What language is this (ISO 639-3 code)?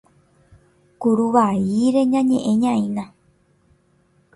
grn